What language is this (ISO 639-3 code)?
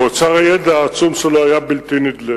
heb